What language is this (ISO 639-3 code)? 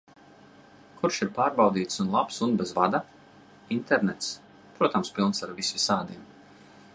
lav